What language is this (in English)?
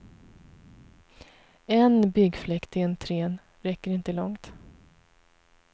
Swedish